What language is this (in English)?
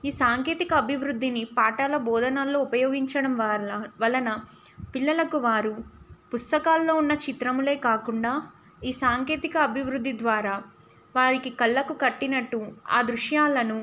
Telugu